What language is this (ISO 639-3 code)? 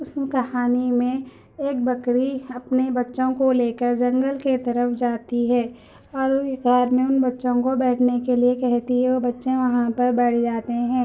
urd